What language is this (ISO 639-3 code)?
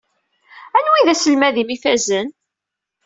kab